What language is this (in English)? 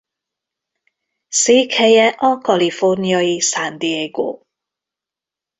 Hungarian